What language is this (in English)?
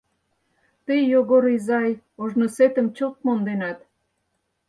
Mari